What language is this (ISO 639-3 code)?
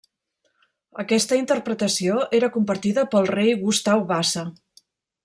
cat